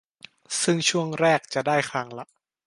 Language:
Thai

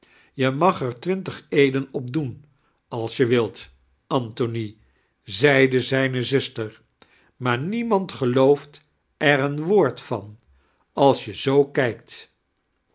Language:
Dutch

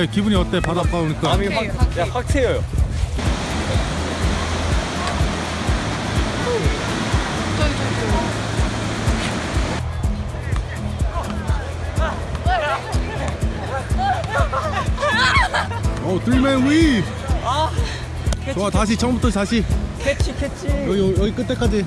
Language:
Korean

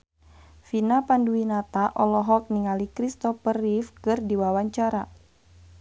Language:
Sundanese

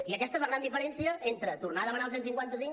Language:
Catalan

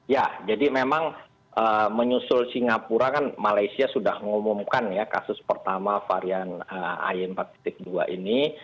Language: Indonesian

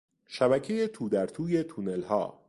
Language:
Persian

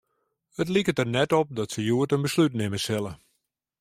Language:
Western Frisian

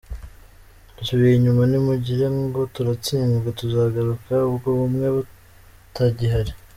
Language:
Kinyarwanda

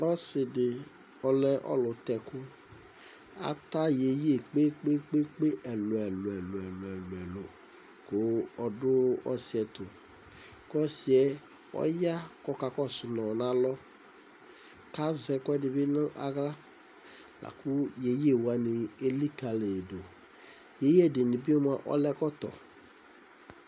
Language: Ikposo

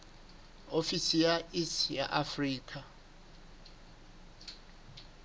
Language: Southern Sotho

